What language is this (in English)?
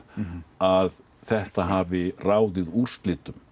Icelandic